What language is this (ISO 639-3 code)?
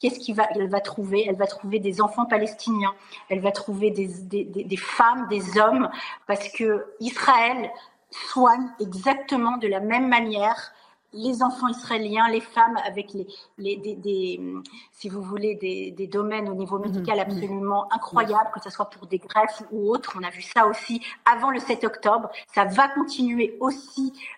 fra